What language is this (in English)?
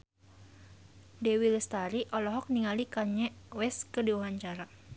Sundanese